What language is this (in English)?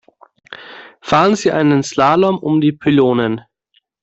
German